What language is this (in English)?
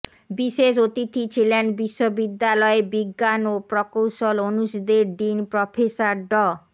Bangla